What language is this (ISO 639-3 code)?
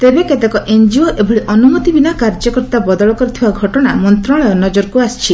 ori